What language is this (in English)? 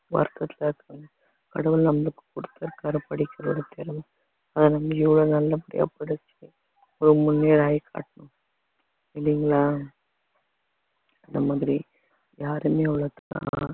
Tamil